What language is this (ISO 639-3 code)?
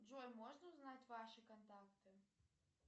rus